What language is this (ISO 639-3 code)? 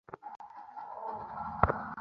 ben